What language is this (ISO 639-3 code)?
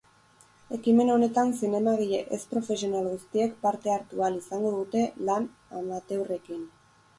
eus